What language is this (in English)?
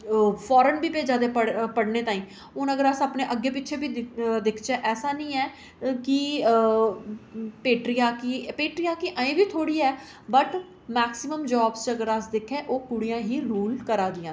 Dogri